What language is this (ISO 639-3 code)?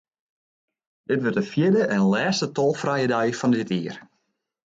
fry